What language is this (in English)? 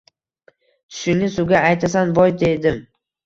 Uzbek